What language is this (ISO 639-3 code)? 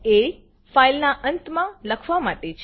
guj